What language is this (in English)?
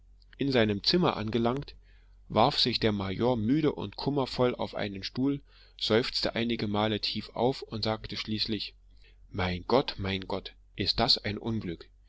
German